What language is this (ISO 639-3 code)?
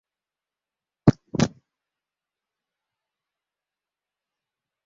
epo